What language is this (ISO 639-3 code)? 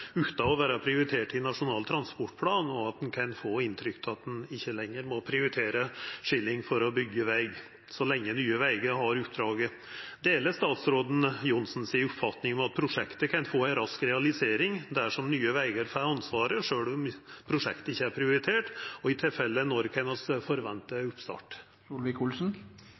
nno